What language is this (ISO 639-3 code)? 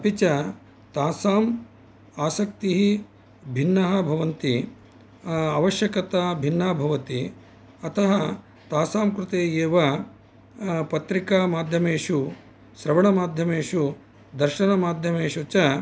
san